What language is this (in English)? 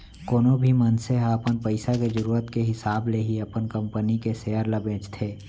Chhattisgarhi